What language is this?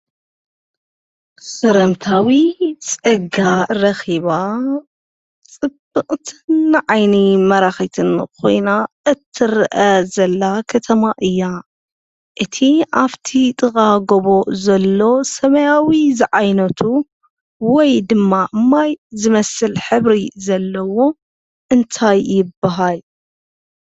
Tigrinya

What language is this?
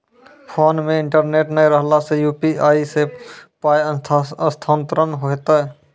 Maithili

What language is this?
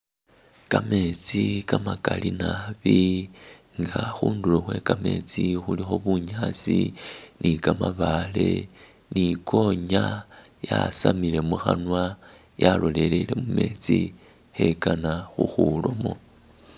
Masaaba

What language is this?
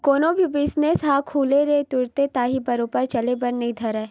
Chhattisgarhi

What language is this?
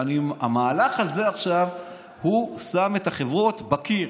Hebrew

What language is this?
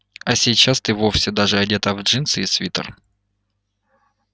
Russian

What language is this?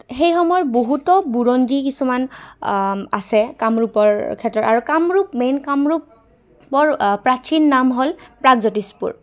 Assamese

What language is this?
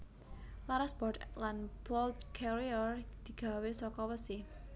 Javanese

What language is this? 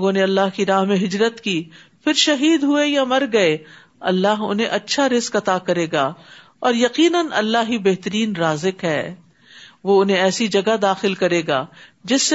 Urdu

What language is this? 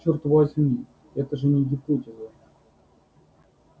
Russian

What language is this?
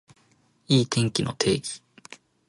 Japanese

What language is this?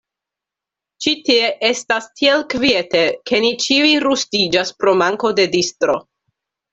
Esperanto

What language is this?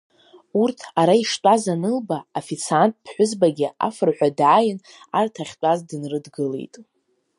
Abkhazian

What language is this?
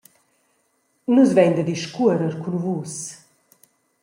Romansh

